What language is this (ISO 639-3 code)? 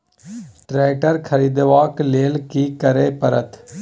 mai